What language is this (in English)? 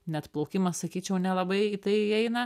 Lithuanian